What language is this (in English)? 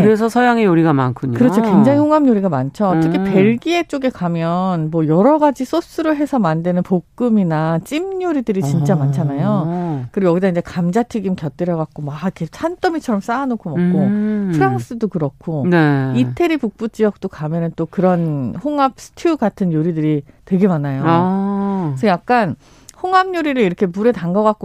Korean